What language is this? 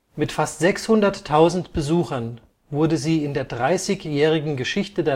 German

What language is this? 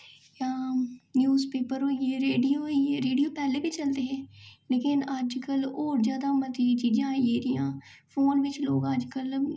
Dogri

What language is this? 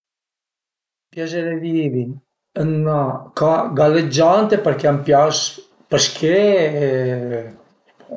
Piedmontese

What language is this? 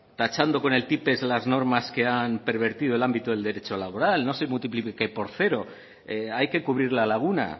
Spanish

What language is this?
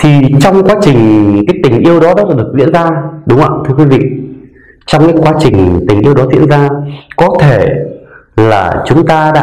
Vietnamese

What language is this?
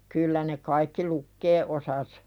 Finnish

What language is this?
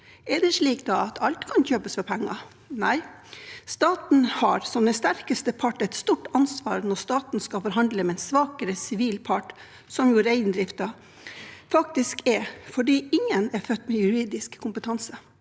Norwegian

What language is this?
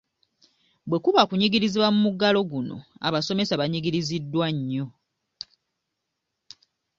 Ganda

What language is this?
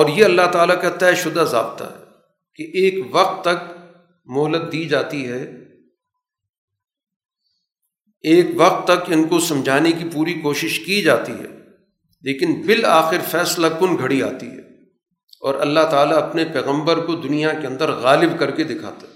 Urdu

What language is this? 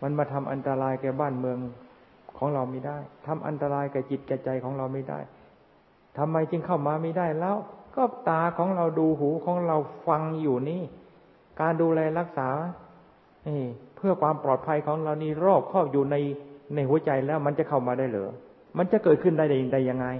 Thai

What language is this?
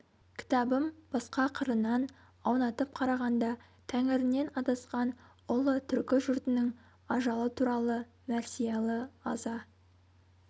Kazakh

